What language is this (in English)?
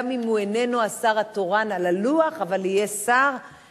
Hebrew